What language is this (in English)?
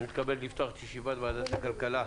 Hebrew